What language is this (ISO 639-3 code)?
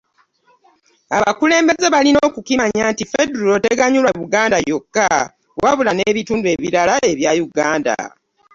lug